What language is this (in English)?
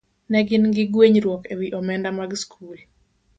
Luo (Kenya and Tanzania)